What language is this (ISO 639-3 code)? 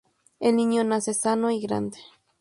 spa